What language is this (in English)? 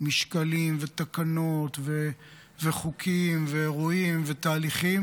Hebrew